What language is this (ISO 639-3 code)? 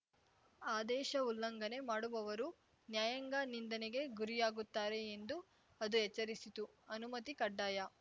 kan